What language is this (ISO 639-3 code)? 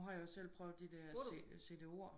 dan